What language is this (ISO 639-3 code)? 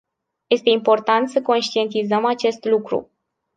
ron